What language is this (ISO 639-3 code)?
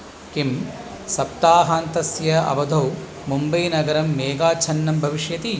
san